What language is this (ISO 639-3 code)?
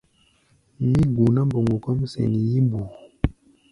gba